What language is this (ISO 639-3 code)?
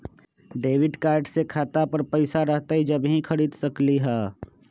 mag